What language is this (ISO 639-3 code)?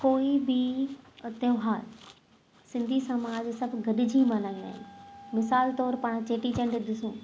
snd